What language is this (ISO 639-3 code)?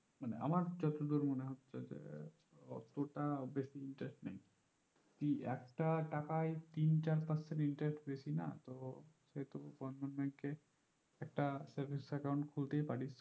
ben